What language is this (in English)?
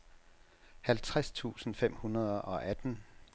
Danish